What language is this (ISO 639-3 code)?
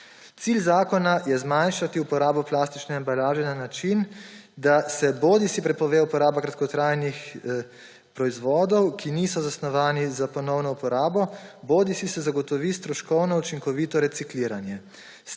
slv